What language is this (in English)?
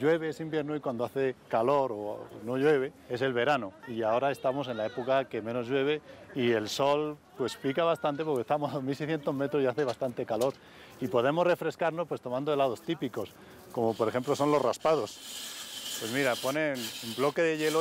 Spanish